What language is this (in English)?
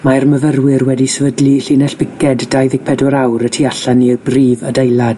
Welsh